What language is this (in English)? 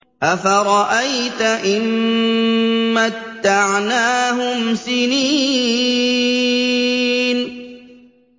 Arabic